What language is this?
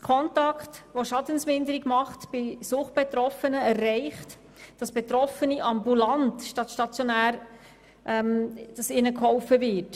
Swiss German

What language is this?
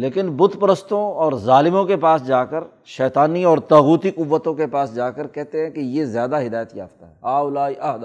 Urdu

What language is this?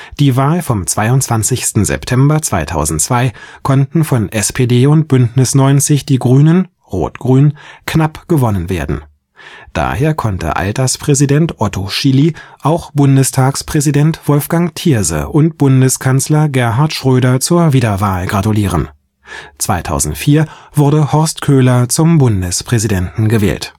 German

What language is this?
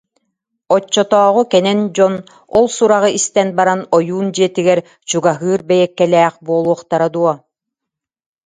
Yakut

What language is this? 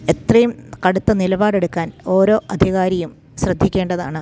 Malayalam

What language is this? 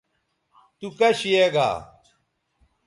Bateri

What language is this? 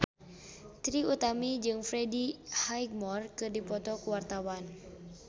Sundanese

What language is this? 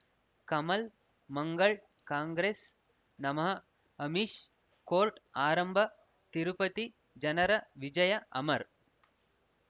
Kannada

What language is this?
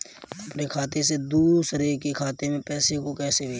Hindi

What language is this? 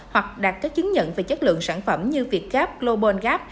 Vietnamese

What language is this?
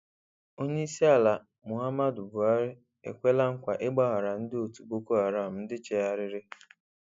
Igbo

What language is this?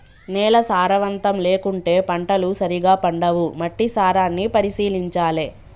Telugu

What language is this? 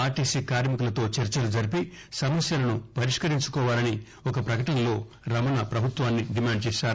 Telugu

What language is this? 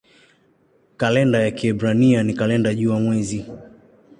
Swahili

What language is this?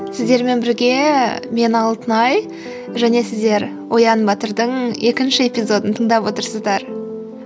Kazakh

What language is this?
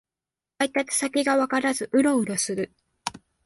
Japanese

